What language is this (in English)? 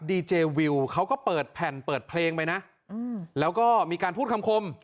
Thai